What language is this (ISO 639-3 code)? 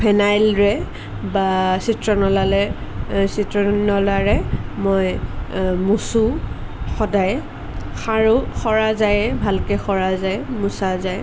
asm